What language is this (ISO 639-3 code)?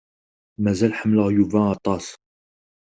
kab